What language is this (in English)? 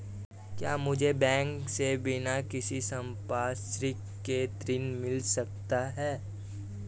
Hindi